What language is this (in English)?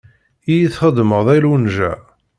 Kabyle